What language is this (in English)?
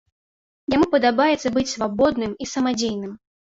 Belarusian